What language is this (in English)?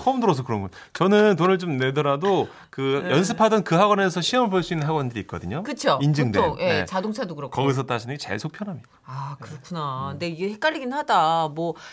Korean